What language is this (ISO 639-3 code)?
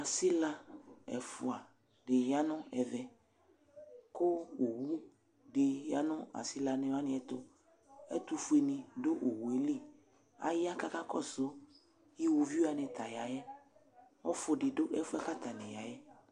kpo